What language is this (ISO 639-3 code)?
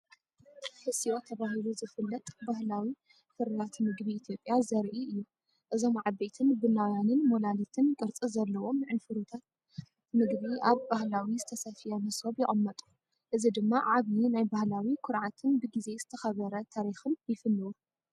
tir